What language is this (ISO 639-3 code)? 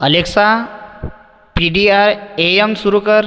mar